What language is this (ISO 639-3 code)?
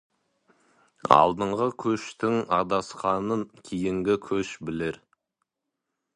kaz